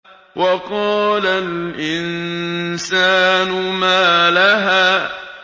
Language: Arabic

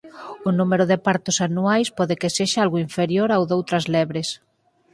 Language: Galician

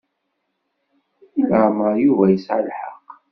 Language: Kabyle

